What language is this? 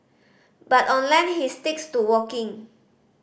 English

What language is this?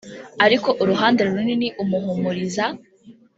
Kinyarwanda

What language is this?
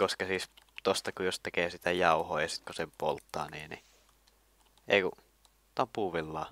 Finnish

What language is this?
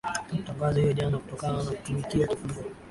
Swahili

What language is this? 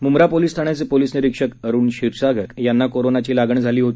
Marathi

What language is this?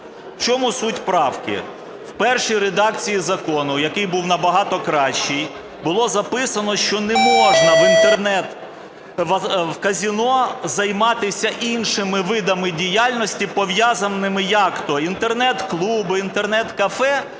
Ukrainian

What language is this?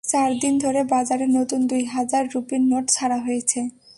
Bangla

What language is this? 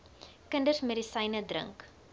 Afrikaans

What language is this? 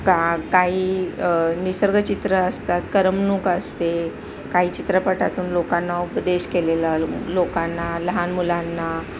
Marathi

